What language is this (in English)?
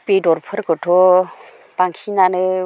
Bodo